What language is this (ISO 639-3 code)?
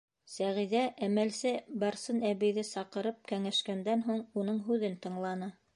bak